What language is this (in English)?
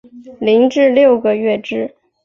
Chinese